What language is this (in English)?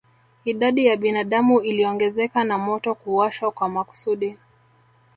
Swahili